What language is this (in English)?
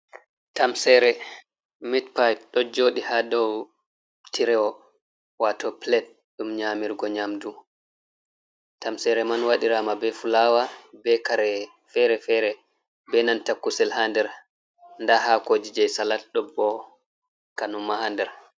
Fula